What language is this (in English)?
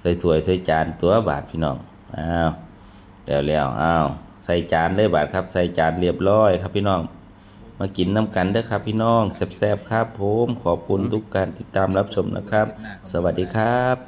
Thai